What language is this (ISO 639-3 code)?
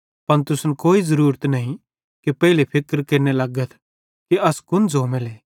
bhd